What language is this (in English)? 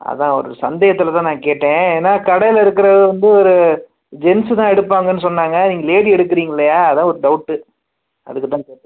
Tamil